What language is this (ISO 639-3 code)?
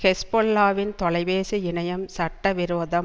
tam